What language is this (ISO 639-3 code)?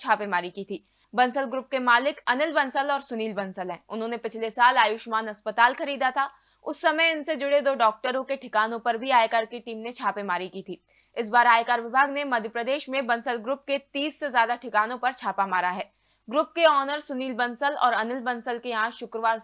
hin